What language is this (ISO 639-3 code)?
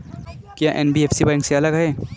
hin